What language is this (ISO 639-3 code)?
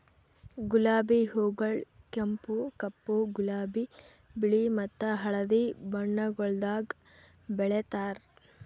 kan